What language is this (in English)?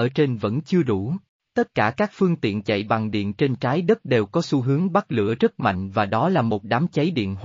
Vietnamese